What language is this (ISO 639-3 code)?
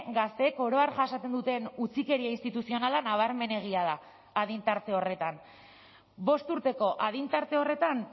eus